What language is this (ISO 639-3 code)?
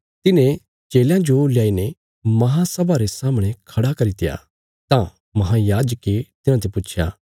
kfs